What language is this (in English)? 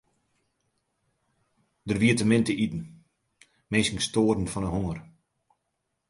Western Frisian